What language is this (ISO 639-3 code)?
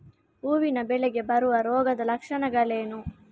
kan